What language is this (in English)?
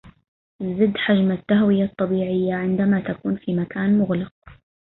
Arabic